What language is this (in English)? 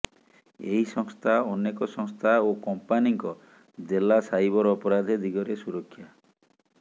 Odia